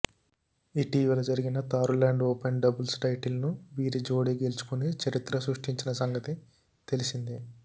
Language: Telugu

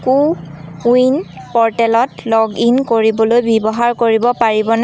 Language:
Assamese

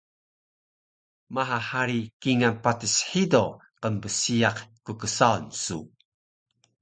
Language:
Taroko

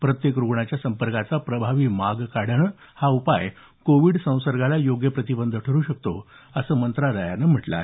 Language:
Marathi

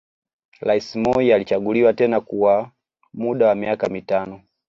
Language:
Swahili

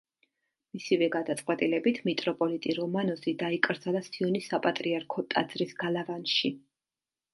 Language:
Georgian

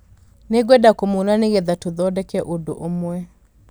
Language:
Kikuyu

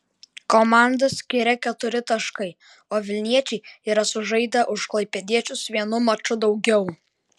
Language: Lithuanian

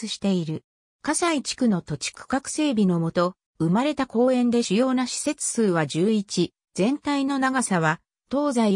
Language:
Japanese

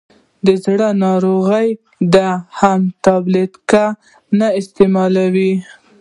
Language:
Pashto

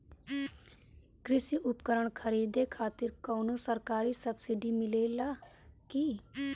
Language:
Bhojpuri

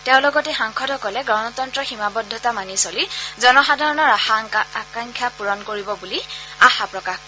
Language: Assamese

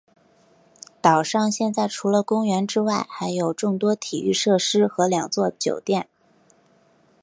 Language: Chinese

